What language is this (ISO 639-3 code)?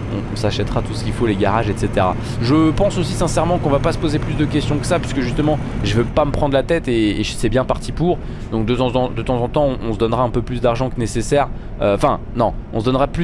fra